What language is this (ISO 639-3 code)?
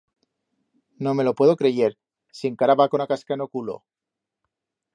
arg